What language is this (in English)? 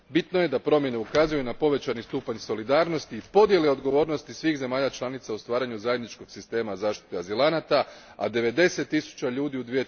Croatian